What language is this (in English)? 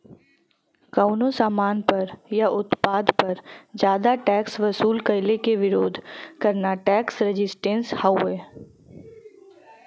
Bhojpuri